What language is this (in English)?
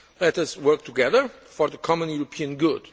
English